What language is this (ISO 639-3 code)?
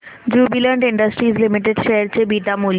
mar